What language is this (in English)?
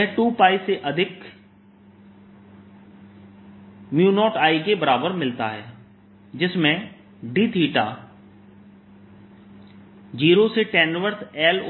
Hindi